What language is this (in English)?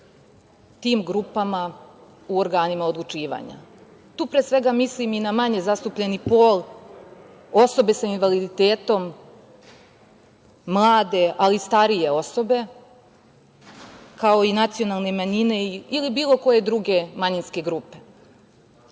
Serbian